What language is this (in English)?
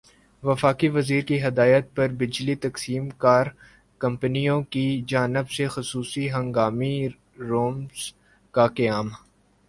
Urdu